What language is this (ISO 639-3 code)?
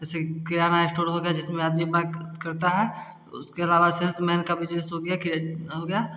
hin